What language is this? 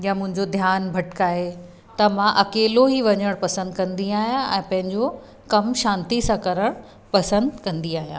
Sindhi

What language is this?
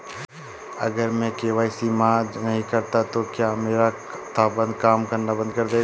Hindi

